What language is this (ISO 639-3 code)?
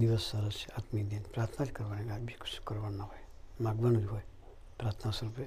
guj